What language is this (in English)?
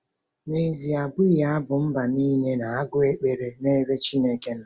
Igbo